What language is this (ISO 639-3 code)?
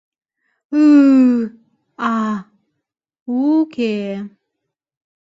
chm